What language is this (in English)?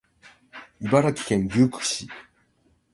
Japanese